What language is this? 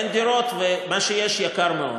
Hebrew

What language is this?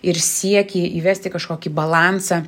Lithuanian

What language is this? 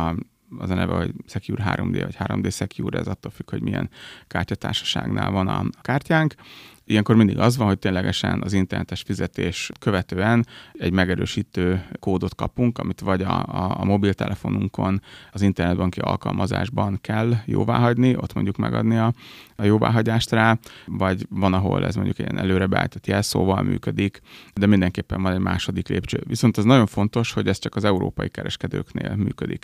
Hungarian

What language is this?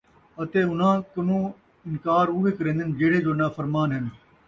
Saraiki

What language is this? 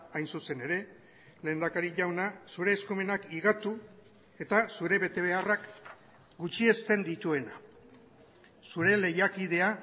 Basque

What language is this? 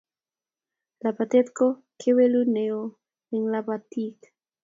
Kalenjin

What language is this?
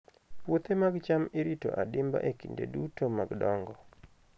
Luo (Kenya and Tanzania)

